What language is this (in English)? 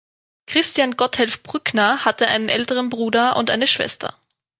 German